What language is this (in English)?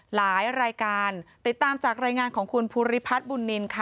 Thai